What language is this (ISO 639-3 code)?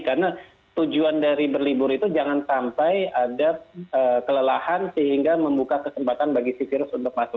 ind